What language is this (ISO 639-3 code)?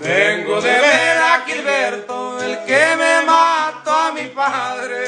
spa